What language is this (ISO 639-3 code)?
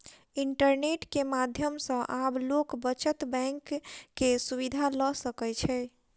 mai